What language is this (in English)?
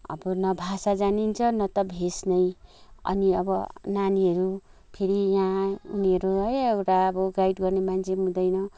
Nepali